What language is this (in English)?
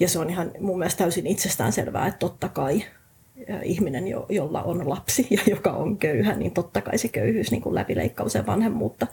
Finnish